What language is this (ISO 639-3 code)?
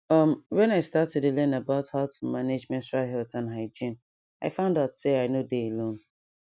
pcm